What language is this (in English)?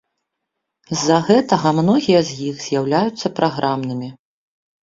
Belarusian